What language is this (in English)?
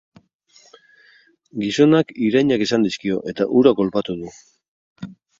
Basque